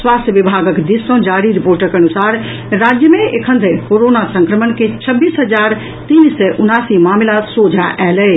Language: Maithili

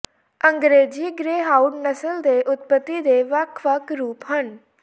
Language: Punjabi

